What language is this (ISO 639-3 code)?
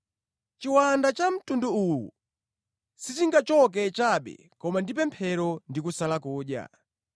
nya